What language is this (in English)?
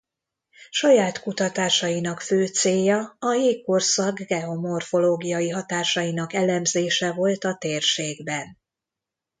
Hungarian